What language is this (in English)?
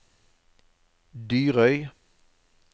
Norwegian